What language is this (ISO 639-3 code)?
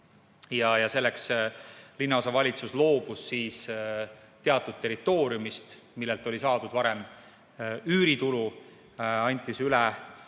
est